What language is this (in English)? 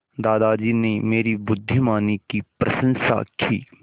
Hindi